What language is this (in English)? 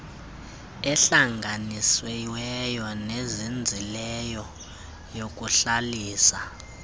Xhosa